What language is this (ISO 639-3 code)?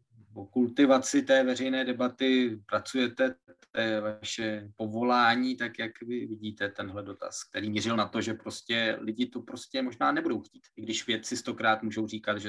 ces